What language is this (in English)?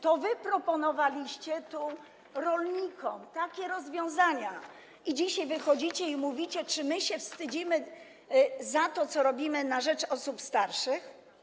Polish